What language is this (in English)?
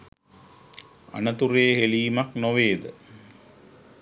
Sinhala